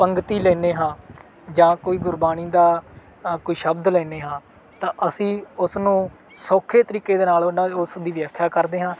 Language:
Punjabi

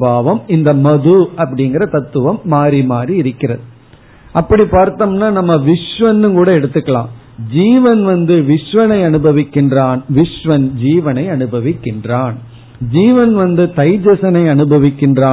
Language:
Tamil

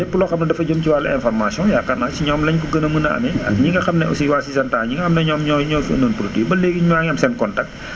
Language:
Wolof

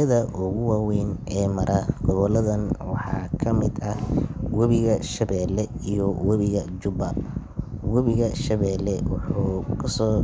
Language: Somali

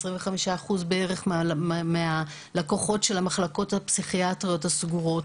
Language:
Hebrew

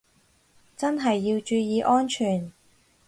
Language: Cantonese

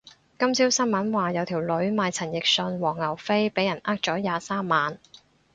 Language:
Cantonese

